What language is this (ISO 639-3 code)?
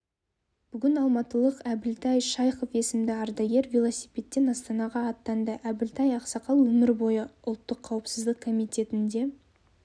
kaz